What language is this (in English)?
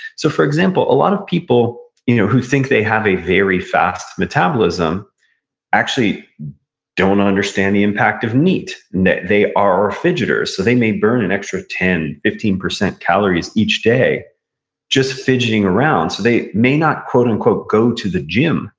English